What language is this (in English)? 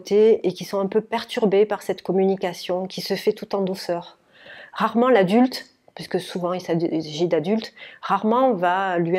French